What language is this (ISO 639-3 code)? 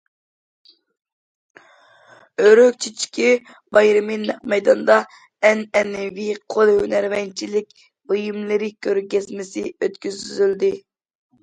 uig